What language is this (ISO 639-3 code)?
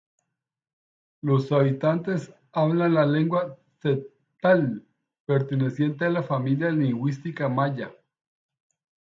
spa